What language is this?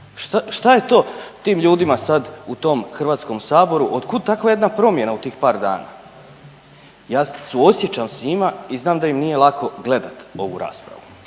Croatian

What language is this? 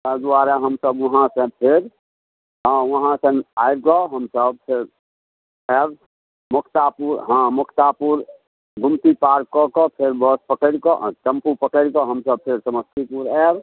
Maithili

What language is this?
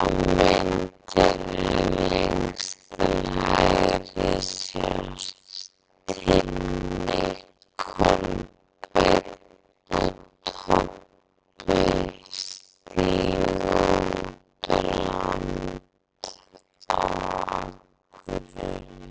Icelandic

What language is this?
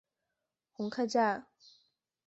Chinese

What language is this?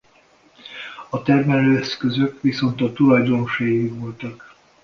Hungarian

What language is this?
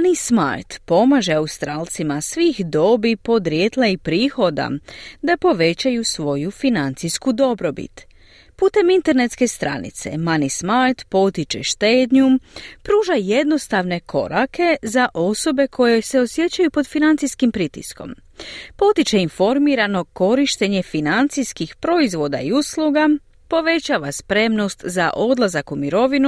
Croatian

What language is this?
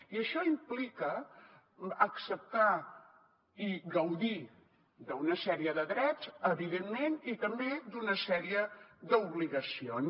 Catalan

